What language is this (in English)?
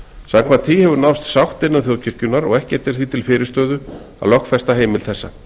Icelandic